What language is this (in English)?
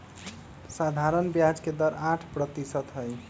Magahi